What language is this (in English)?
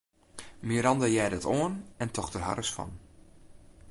Western Frisian